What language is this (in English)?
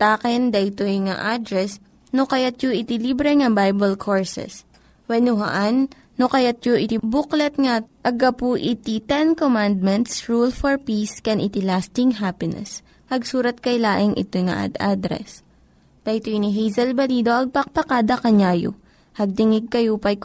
Filipino